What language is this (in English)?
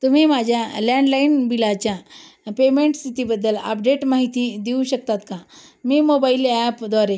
Marathi